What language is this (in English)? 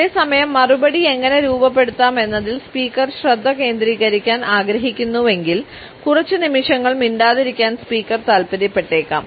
Malayalam